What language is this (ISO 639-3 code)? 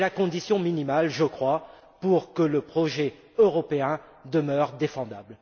fra